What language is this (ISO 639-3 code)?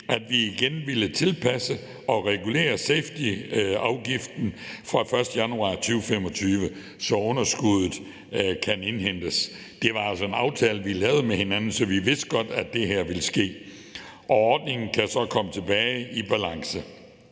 dan